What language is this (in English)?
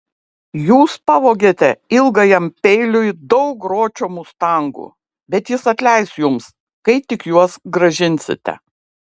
Lithuanian